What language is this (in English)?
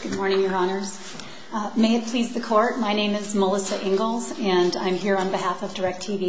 English